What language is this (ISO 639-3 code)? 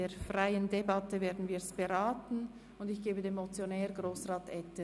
gsw